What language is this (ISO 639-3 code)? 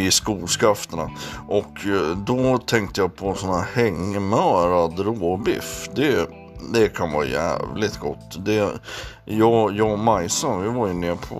swe